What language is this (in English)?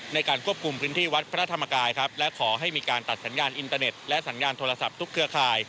Thai